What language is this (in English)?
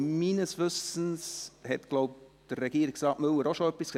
Swiss German